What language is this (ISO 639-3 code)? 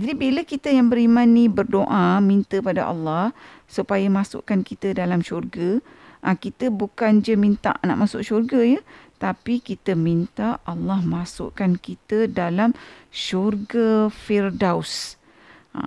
msa